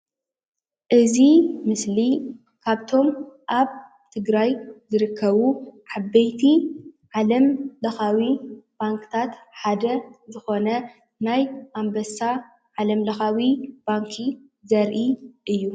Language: Tigrinya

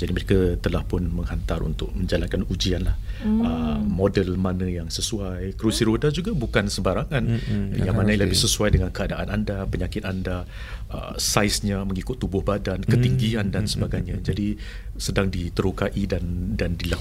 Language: Malay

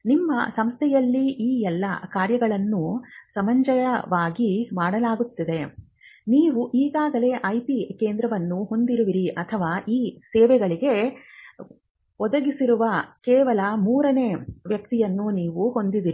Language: Kannada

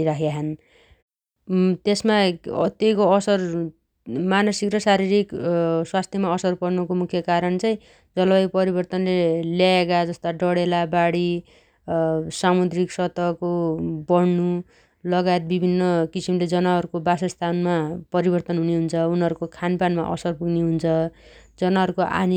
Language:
Dotyali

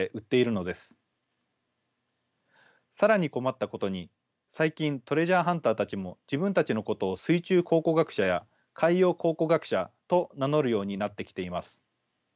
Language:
Japanese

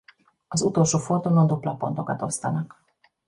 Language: Hungarian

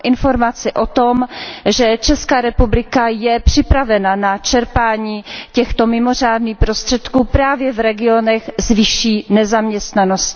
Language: Czech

